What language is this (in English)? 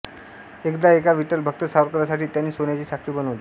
Marathi